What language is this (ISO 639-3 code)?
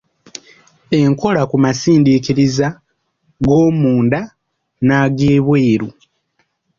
lug